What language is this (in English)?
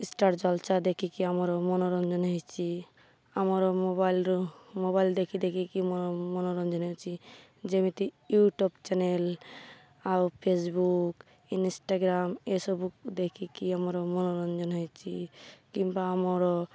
Odia